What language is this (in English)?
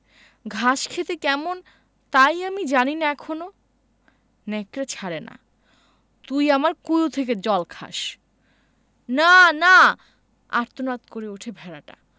Bangla